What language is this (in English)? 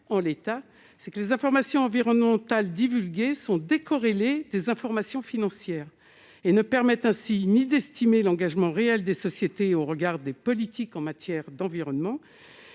French